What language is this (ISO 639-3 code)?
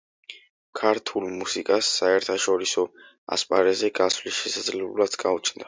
kat